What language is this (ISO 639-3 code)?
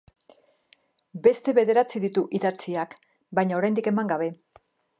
eus